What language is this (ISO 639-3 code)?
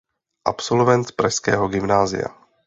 ces